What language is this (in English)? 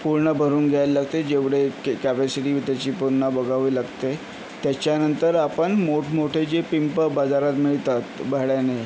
Marathi